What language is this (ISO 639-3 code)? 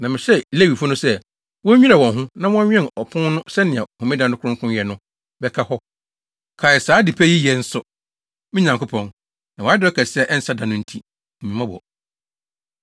aka